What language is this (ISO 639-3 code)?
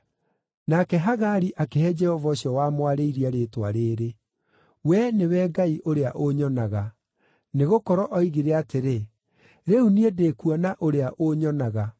kik